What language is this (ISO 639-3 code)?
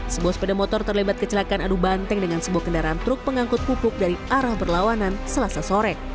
ind